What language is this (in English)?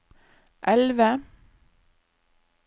Norwegian